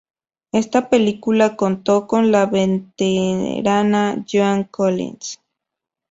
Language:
Spanish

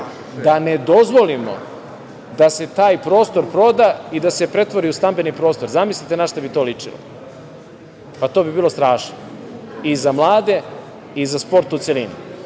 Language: Serbian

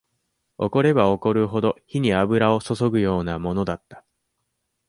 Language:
Japanese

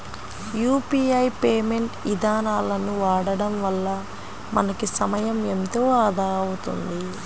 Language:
Telugu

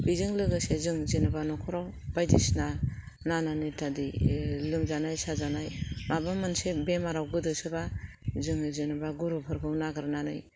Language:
Bodo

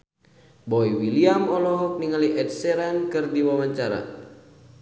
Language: Sundanese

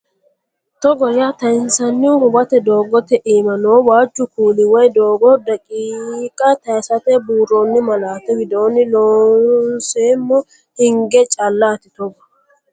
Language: Sidamo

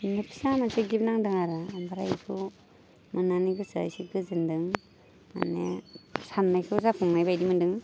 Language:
Bodo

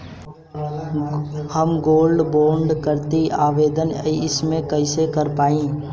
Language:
Bhojpuri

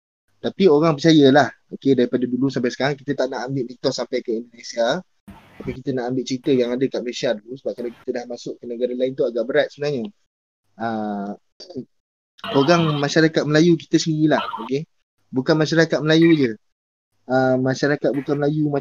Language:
Malay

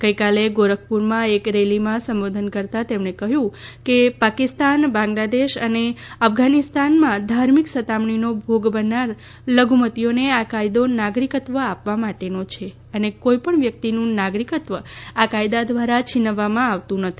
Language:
Gujarati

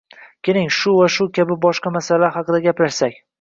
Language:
Uzbek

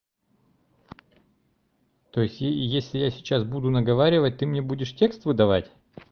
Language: Russian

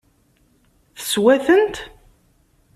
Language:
Kabyle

